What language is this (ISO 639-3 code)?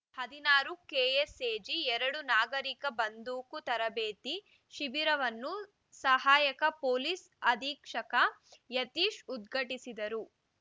kan